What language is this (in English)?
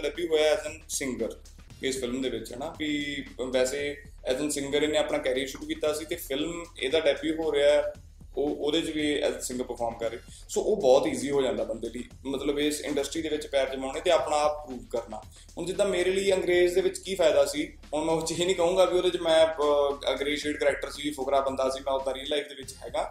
Punjabi